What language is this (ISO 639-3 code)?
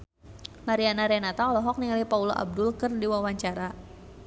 sun